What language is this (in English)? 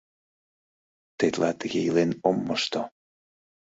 Mari